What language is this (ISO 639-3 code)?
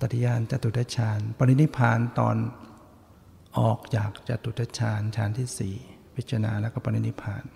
tha